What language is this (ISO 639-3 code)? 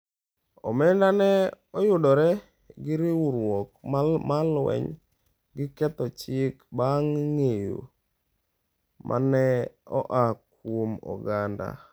luo